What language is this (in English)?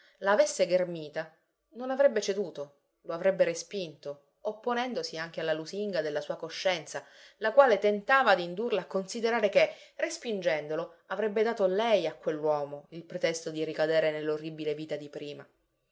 Italian